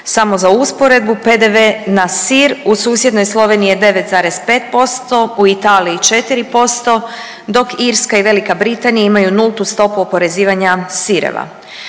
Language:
Croatian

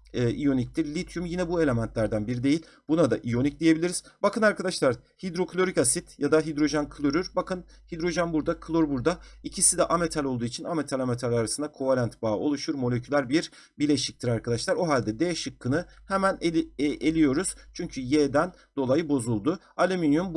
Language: Turkish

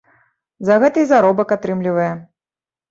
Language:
Belarusian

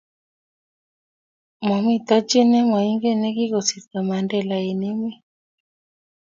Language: Kalenjin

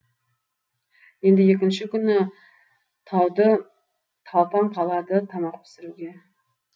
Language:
Kazakh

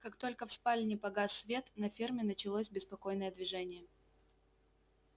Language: Russian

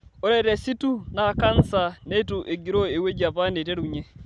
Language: Masai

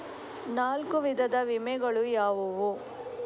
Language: Kannada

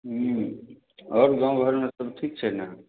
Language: Maithili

